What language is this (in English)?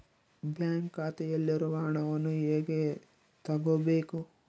Kannada